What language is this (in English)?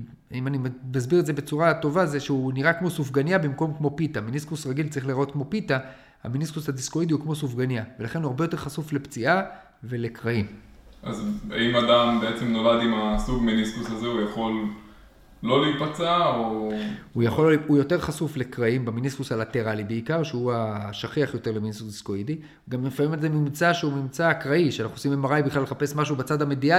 Hebrew